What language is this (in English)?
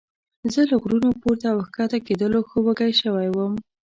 Pashto